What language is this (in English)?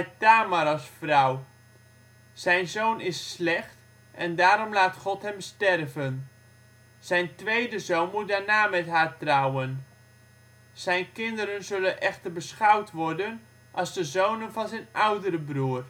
Dutch